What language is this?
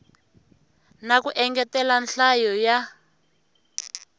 Tsonga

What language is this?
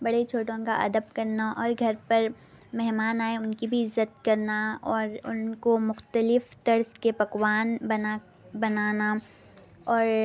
Urdu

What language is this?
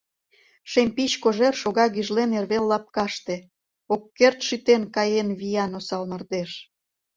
Mari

